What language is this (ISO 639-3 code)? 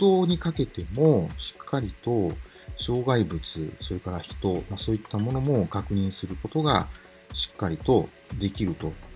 jpn